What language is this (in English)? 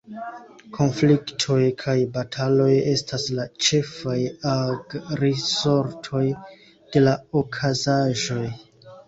Esperanto